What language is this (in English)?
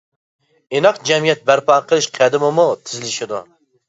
Uyghur